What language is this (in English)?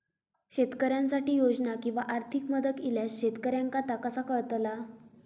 Marathi